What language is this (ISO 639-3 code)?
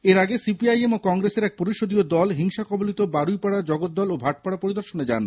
ben